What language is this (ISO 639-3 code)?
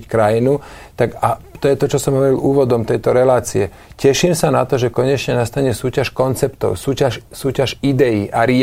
slk